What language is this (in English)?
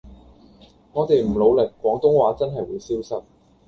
Cantonese